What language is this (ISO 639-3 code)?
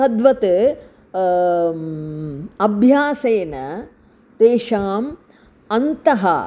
san